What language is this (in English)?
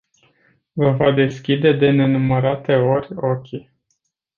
Romanian